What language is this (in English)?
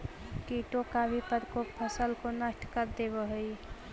Magahi